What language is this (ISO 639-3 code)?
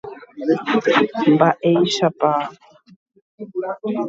grn